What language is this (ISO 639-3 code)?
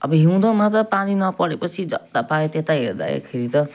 nep